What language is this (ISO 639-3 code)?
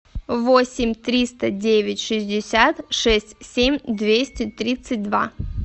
rus